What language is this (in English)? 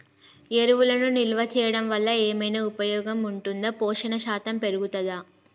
Telugu